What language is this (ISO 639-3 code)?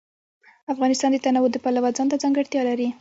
pus